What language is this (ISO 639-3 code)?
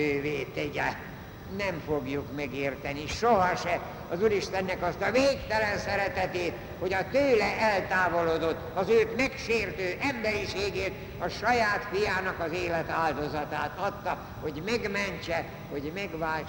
hun